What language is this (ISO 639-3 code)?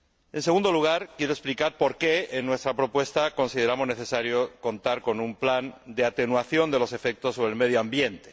spa